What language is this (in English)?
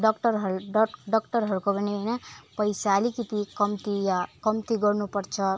Nepali